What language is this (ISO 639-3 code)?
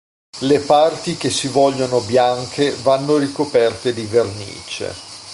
ita